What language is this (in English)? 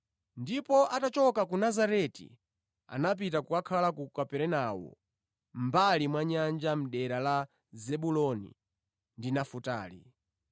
Nyanja